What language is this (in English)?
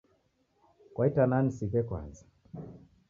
Taita